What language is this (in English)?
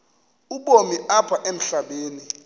Xhosa